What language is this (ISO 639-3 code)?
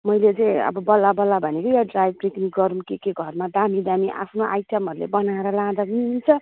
nep